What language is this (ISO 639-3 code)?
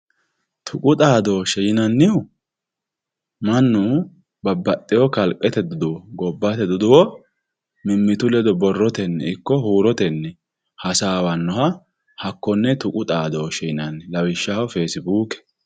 sid